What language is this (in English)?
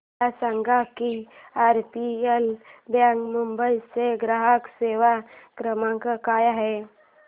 Marathi